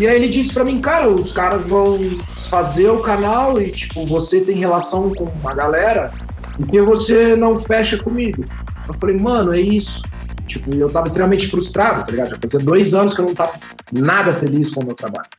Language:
Portuguese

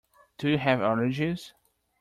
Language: English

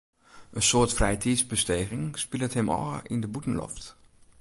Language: Western Frisian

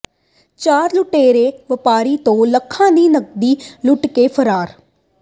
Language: Punjabi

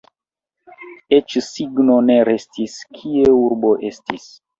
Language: Esperanto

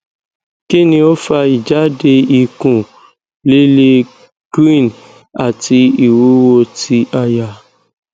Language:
Yoruba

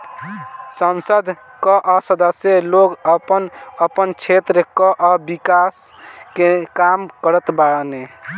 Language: Bhojpuri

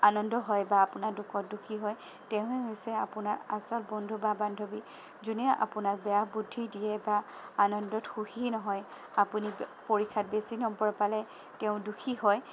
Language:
Assamese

